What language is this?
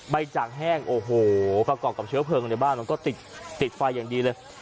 Thai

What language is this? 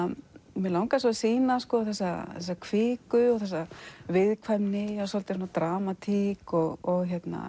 Icelandic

